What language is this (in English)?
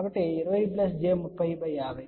Telugu